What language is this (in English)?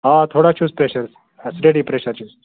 Kashmiri